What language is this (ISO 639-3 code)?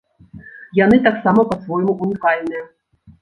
bel